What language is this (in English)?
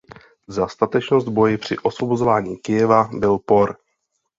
Czech